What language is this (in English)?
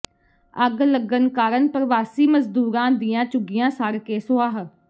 Punjabi